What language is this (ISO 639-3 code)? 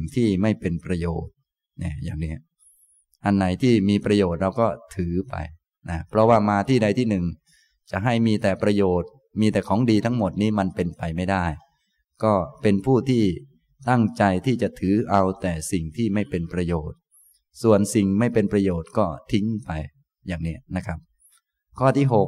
tha